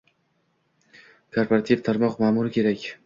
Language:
Uzbek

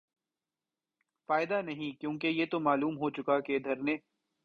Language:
Urdu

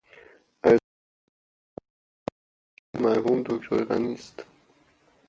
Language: Persian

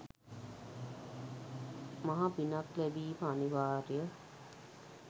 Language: Sinhala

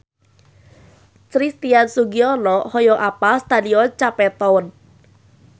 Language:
Sundanese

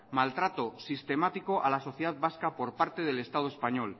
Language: Spanish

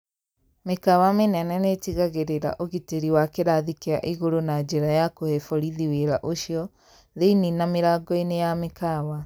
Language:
Kikuyu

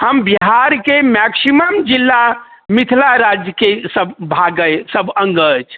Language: Maithili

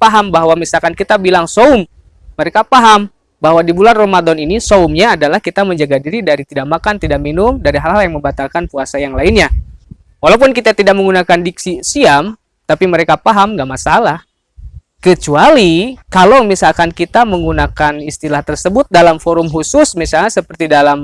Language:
Indonesian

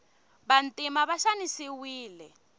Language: Tsonga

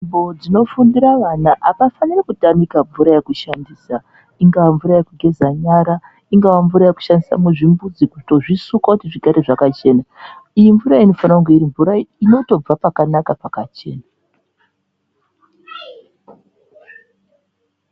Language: Ndau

